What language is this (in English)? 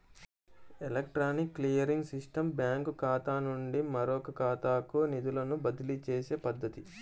Telugu